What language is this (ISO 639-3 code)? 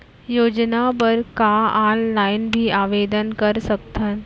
hne